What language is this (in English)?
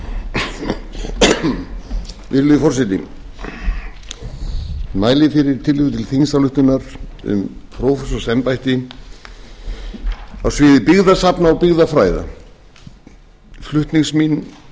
Icelandic